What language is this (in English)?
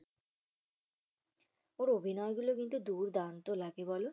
Bangla